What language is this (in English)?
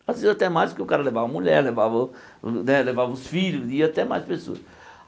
Portuguese